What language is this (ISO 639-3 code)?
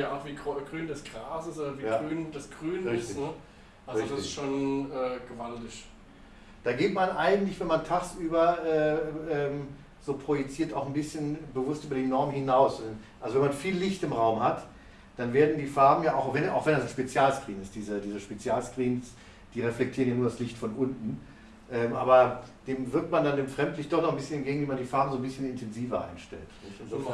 deu